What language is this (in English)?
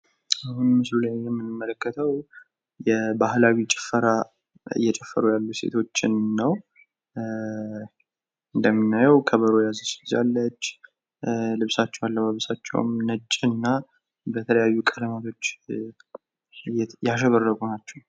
Amharic